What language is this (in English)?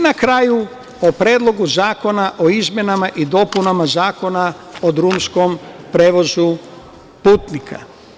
Serbian